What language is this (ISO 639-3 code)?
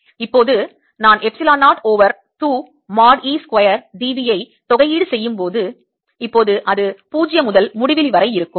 tam